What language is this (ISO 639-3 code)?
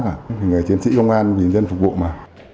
vie